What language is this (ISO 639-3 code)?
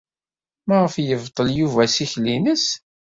kab